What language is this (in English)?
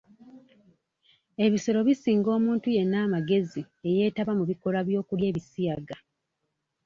Ganda